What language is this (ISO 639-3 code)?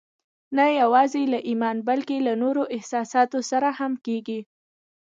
pus